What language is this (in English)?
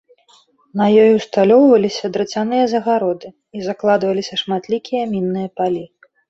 Belarusian